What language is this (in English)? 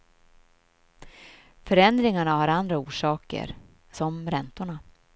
Swedish